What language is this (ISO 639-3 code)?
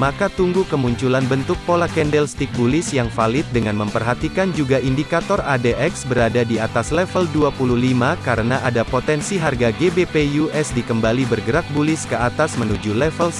ind